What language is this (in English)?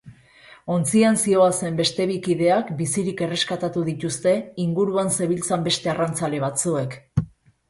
Basque